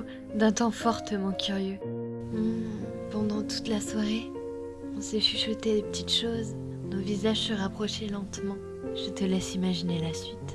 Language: French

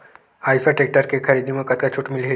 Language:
Chhattisgarhi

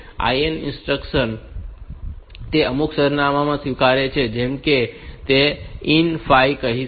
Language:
Gujarati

